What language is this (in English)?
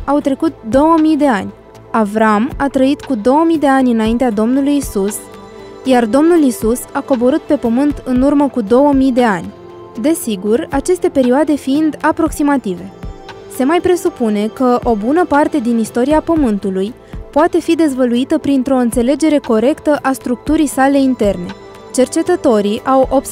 Romanian